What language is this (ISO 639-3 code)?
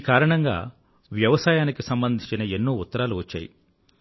tel